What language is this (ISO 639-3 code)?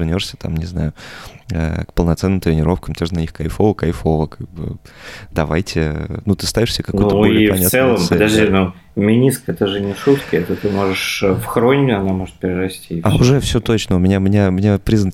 rus